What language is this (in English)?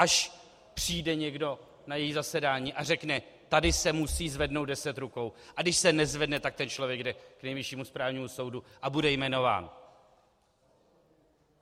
Czech